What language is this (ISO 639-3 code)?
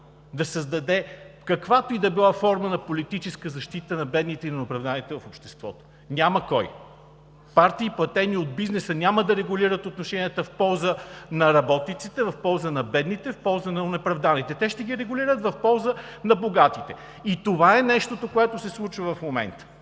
bul